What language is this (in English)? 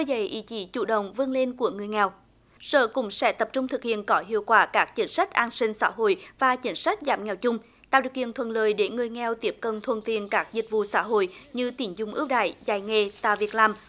Vietnamese